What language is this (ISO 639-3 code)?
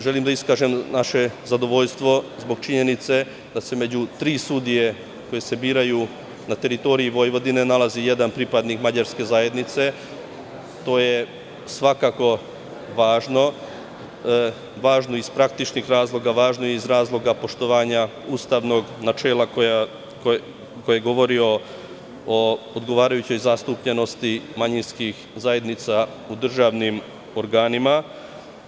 srp